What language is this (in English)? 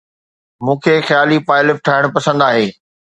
Sindhi